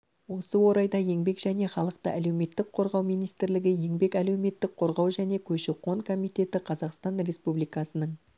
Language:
Kazakh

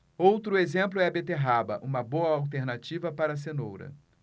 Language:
Portuguese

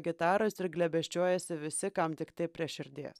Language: Lithuanian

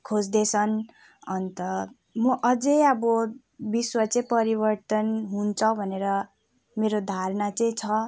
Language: Nepali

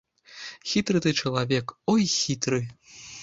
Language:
Belarusian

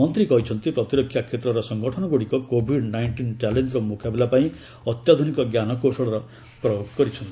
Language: Odia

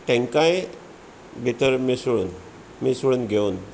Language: Konkani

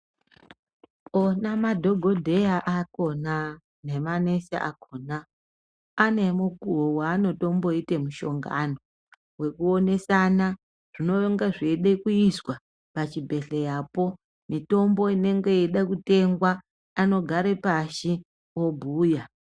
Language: Ndau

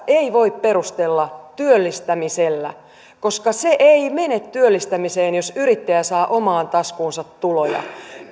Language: Finnish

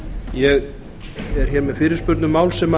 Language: Icelandic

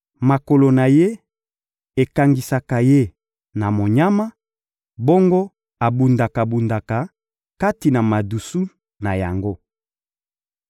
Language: Lingala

